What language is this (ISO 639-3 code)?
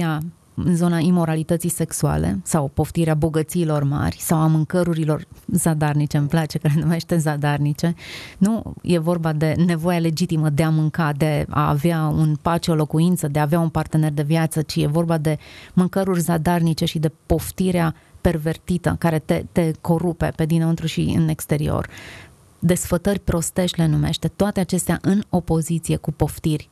ron